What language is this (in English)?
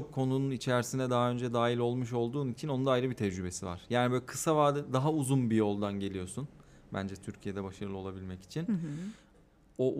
Turkish